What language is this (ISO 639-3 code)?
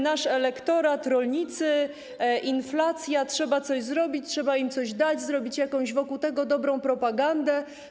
pol